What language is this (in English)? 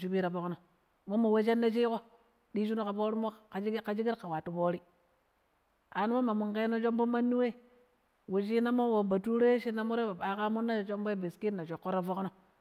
Pero